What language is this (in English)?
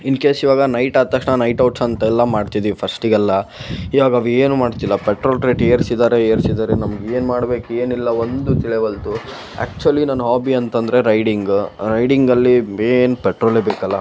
Kannada